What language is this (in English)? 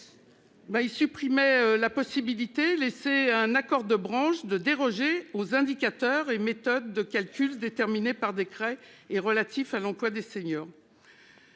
French